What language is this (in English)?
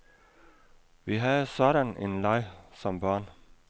Danish